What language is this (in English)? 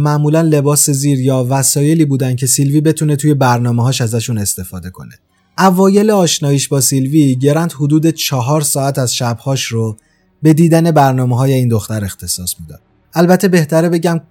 Persian